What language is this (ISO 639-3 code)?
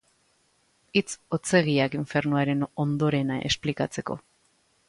eus